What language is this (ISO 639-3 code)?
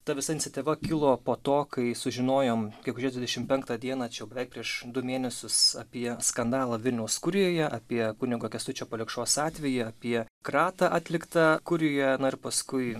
lit